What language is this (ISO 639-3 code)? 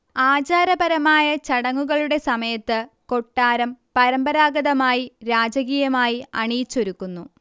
mal